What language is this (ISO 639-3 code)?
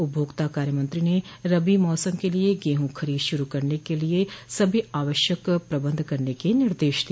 hin